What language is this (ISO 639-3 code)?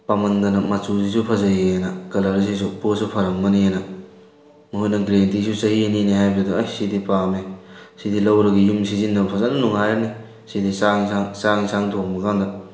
mni